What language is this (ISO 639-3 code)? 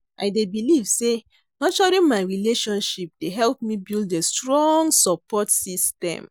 pcm